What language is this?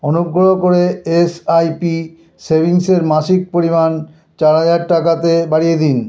Bangla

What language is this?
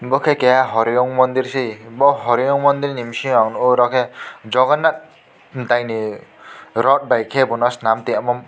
Kok Borok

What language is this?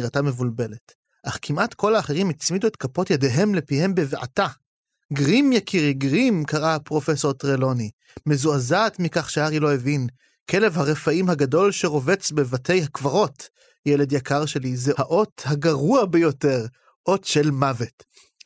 Hebrew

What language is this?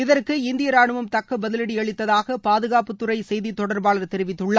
Tamil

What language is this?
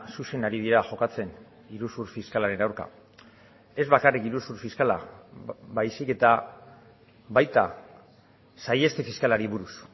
Basque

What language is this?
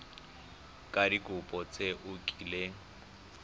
Tswana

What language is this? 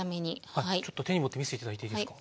Japanese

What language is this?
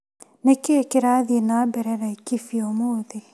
Kikuyu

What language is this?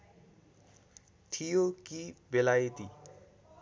Nepali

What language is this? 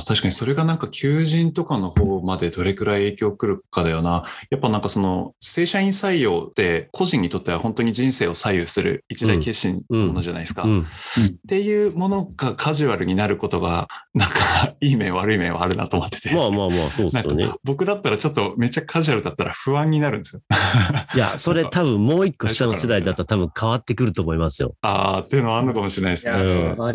Japanese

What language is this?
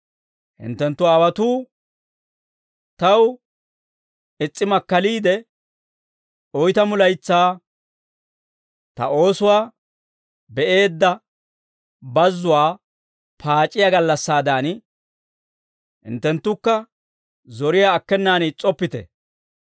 Dawro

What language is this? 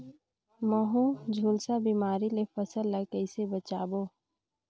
Chhattisgarhi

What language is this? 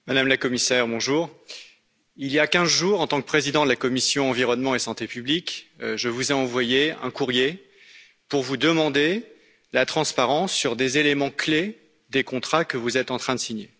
French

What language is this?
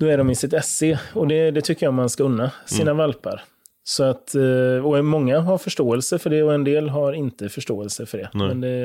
Swedish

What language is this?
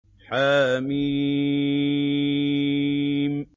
Arabic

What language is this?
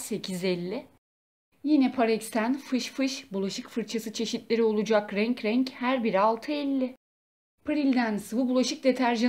Turkish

